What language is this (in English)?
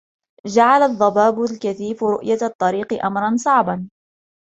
Arabic